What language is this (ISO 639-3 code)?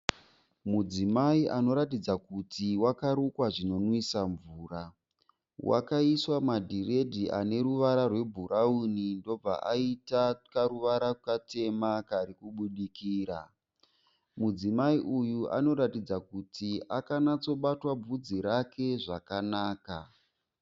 sna